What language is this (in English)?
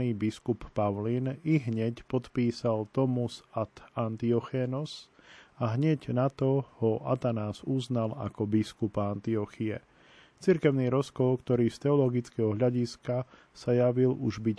Slovak